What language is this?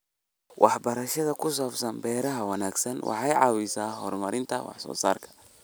Somali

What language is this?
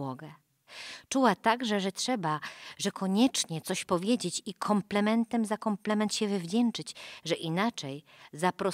Polish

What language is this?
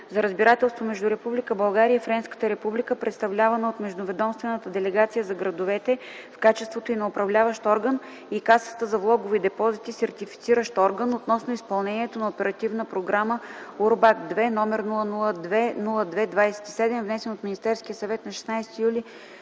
Bulgarian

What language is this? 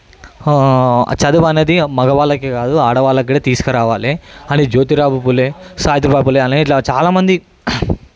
Telugu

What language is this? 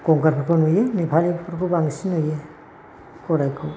Bodo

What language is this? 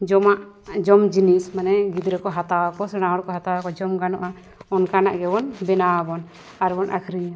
Santali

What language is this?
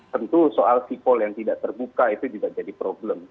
Indonesian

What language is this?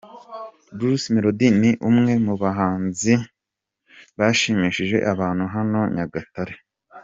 Kinyarwanda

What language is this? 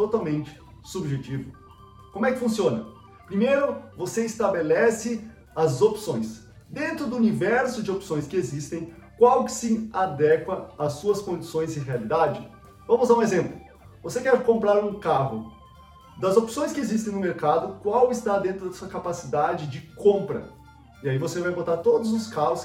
Portuguese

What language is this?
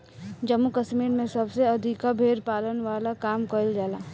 Bhojpuri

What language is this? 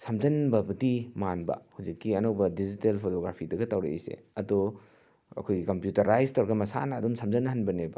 Manipuri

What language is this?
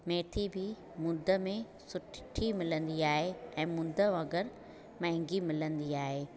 Sindhi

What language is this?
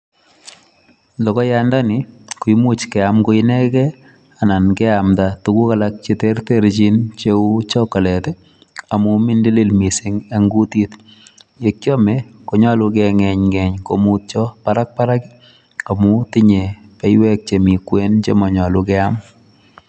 Kalenjin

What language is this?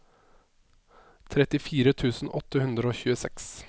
Norwegian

